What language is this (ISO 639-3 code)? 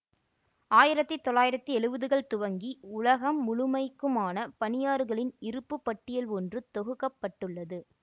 tam